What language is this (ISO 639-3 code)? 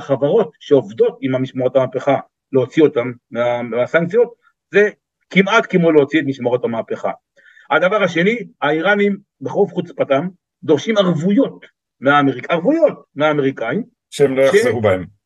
heb